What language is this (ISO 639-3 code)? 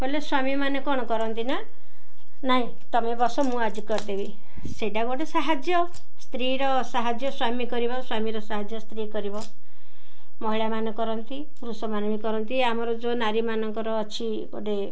ori